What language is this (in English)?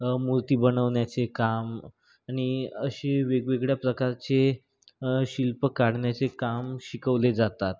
Marathi